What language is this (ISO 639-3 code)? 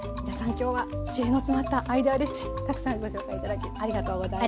jpn